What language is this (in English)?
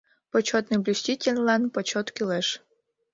Mari